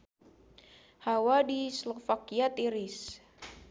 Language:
Sundanese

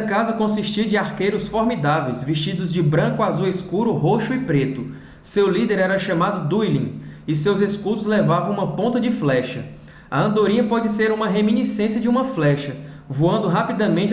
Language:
Portuguese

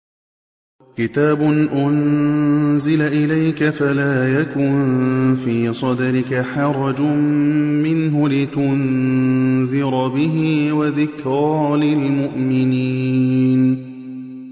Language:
Arabic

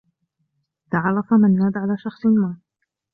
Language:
Arabic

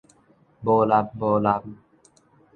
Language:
Min Nan Chinese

